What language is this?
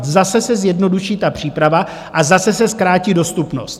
Czech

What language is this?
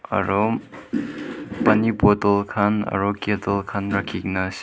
Naga Pidgin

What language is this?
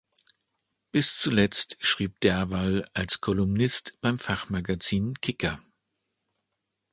German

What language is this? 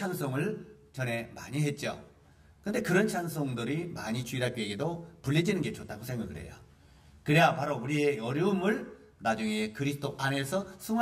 Korean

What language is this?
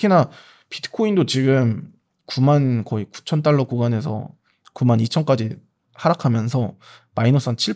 Korean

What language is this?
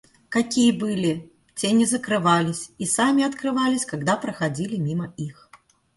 Russian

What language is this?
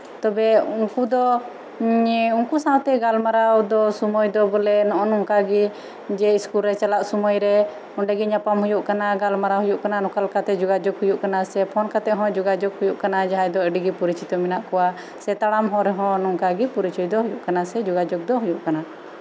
Santali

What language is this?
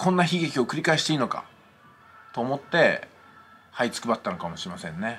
Japanese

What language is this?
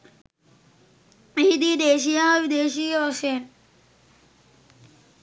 Sinhala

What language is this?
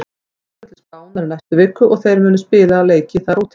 Icelandic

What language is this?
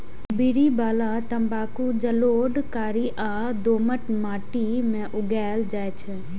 Maithili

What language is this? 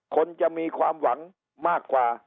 Thai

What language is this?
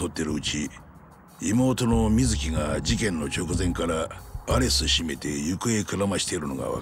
Japanese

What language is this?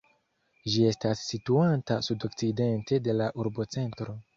Esperanto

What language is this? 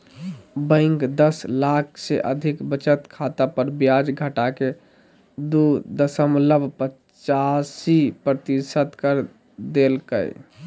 Magahi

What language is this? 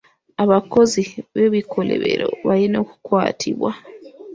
Ganda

